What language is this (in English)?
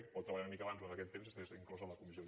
Catalan